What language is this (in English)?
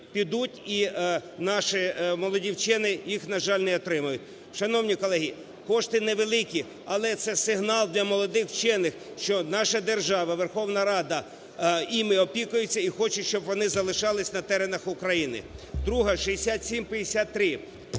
Ukrainian